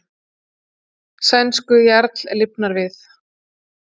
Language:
Icelandic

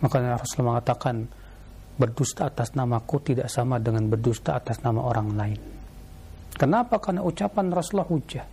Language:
Indonesian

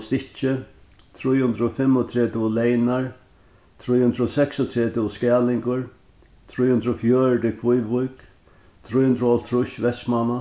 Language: Faroese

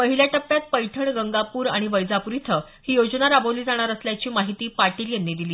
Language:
Marathi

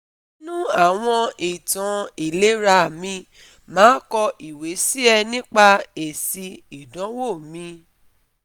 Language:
Yoruba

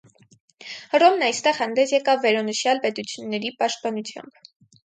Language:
Armenian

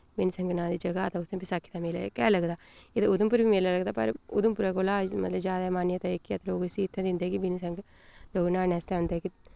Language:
Dogri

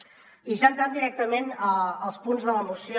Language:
Catalan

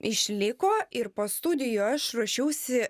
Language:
Lithuanian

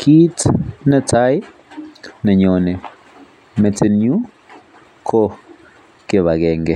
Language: Kalenjin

